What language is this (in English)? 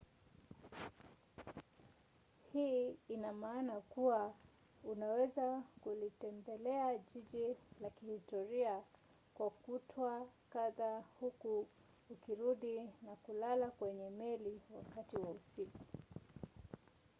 Swahili